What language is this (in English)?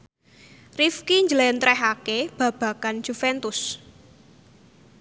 Javanese